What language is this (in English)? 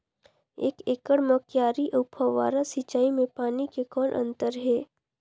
Chhattisgarhi